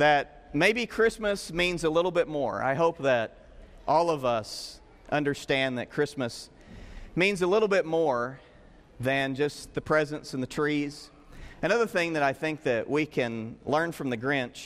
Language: English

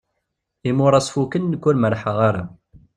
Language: Kabyle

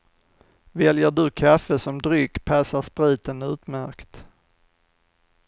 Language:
Swedish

